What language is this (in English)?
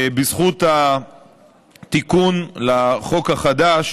Hebrew